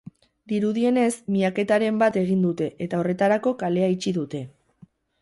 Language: Basque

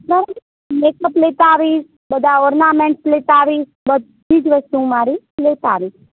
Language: Gujarati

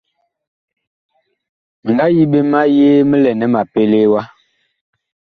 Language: Bakoko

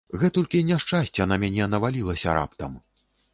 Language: Belarusian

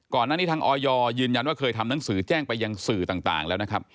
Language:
Thai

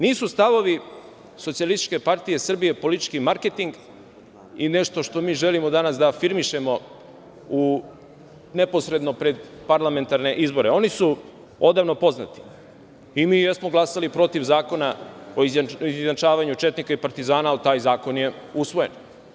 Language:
Serbian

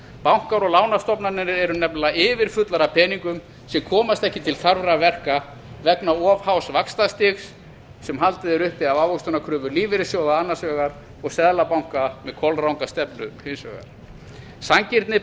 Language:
Icelandic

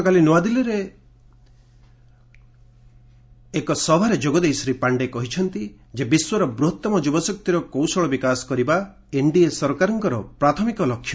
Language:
Odia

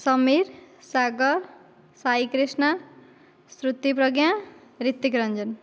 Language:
Odia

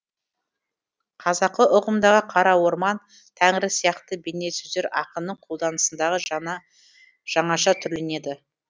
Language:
Kazakh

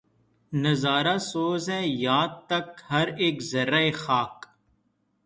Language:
Urdu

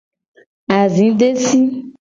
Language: Gen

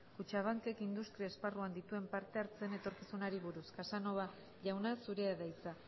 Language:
Basque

